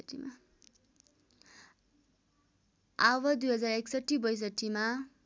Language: Nepali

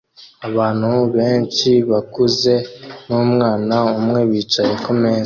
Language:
Kinyarwanda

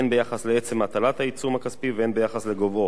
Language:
Hebrew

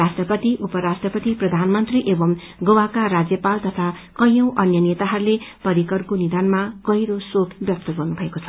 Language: Nepali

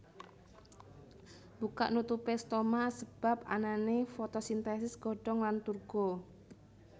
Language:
Javanese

